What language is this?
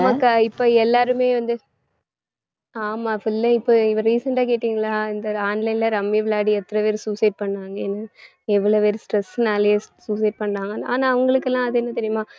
Tamil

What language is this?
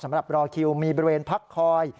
Thai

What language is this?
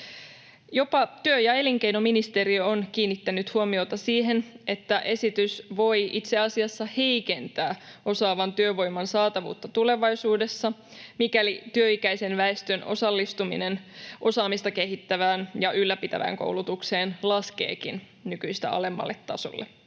Finnish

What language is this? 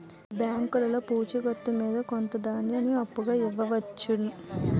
Telugu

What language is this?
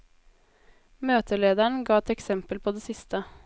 Norwegian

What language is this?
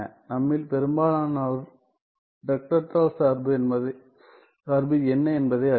Tamil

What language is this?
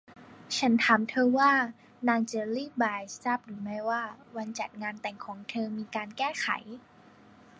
Thai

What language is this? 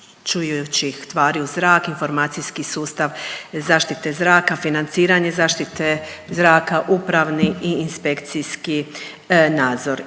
Croatian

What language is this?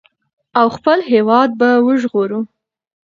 Pashto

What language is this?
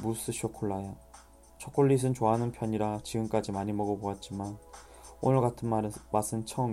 Korean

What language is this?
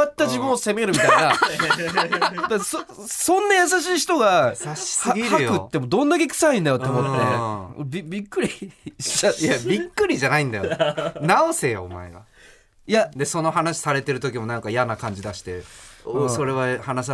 Japanese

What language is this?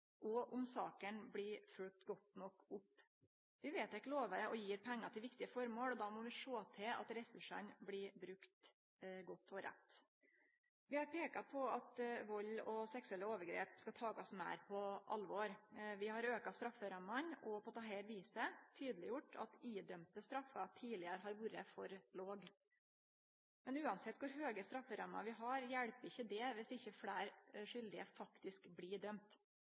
Norwegian Nynorsk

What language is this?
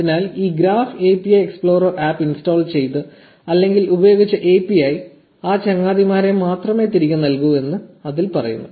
Malayalam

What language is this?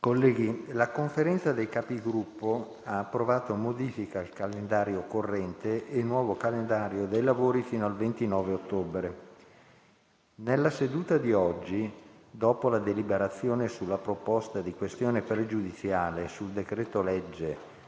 Italian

